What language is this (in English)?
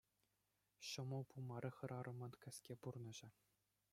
Chuvash